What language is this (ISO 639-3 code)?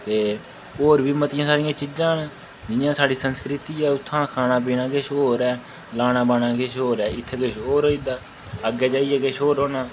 doi